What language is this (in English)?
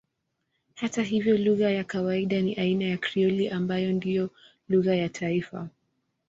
Swahili